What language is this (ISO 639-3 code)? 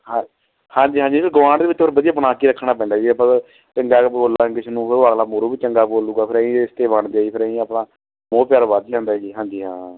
pan